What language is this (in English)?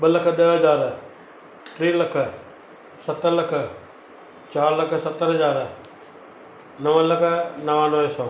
Sindhi